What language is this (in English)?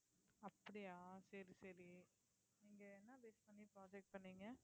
Tamil